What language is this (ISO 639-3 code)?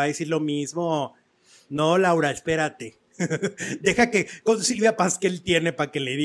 spa